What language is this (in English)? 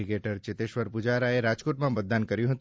Gujarati